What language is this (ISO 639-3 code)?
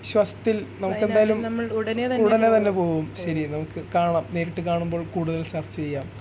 mal